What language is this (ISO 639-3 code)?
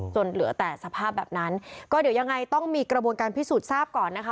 tha